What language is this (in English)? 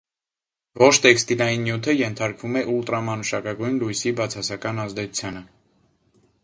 Armenian